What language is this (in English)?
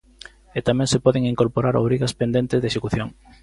Galician